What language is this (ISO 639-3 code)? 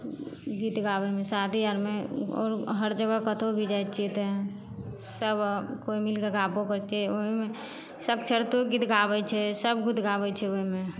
mai